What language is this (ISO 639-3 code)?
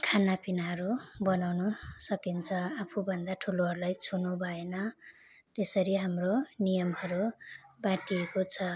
nep